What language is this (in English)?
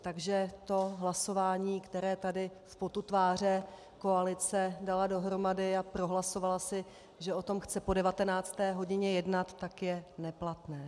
Czech